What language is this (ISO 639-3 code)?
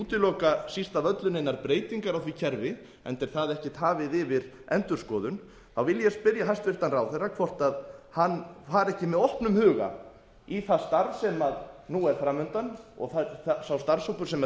isl